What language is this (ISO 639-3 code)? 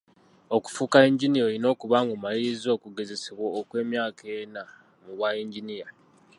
lug